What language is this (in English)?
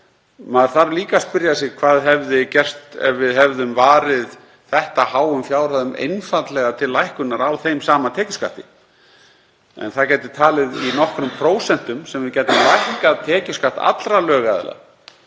Icelandic